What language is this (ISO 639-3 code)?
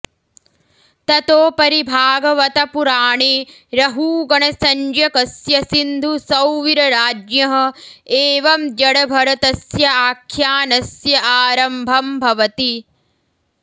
san